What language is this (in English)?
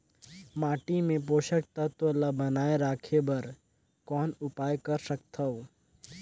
Chhattisgarhi